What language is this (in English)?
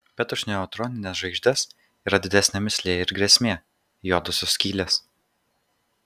Lithuanian